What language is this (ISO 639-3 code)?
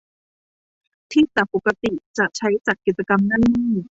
tha